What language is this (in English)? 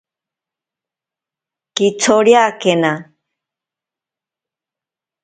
Ashéninka Perené